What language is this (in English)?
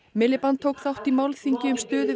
Icelandic